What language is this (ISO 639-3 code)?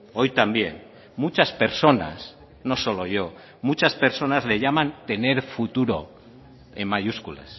spa